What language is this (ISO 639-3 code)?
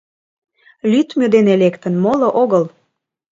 chm